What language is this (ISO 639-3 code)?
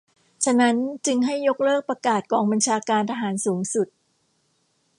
tha